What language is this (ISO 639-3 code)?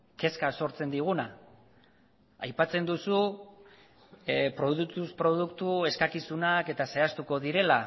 eus